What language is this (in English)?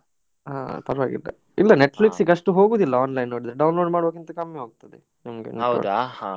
Kannada